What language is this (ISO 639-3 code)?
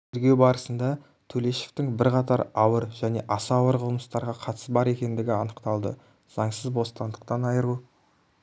kaz